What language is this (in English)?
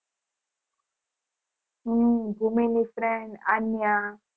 Gujarati